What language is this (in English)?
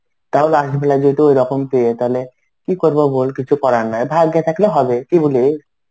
Bangla